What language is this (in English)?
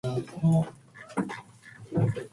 Japanese